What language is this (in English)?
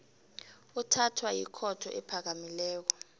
South Ndebele